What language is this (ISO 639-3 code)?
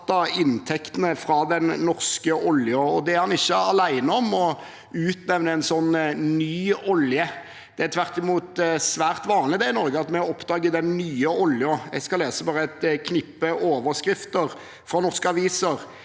nor